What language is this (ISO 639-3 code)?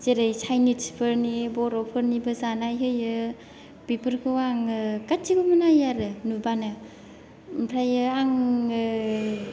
brx